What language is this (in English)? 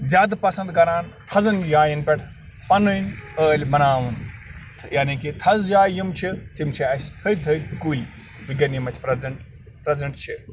Kashmiri